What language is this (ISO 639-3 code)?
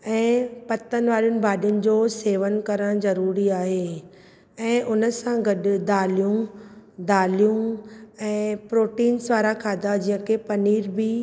snd